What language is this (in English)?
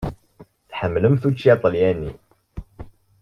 Kabyle